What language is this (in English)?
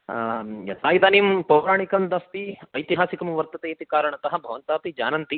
Sanskrit